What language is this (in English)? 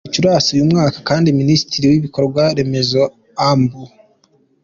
Kinyarwanda